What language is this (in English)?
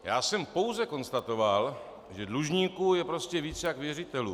Czech